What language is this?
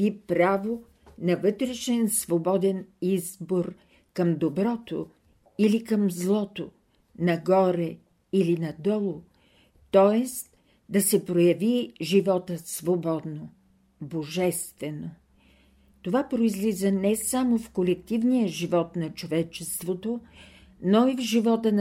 Bulgarian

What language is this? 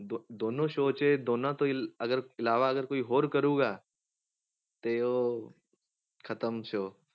Punjabi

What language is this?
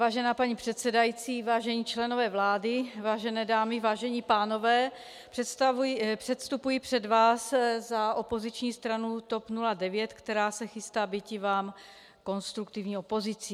Czech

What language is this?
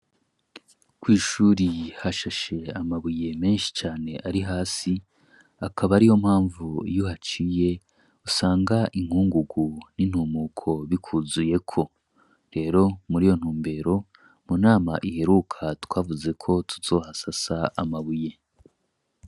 Rundi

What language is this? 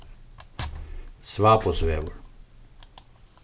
Faroese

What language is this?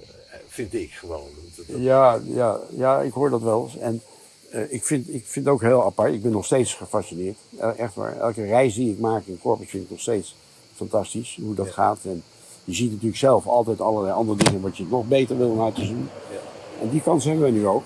Dutch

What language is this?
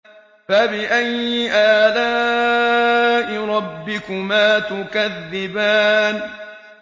Arabic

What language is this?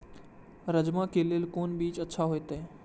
Maithili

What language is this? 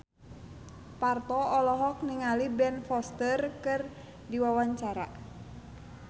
Sundanese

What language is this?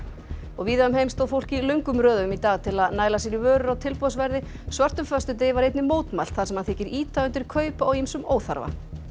Icelandic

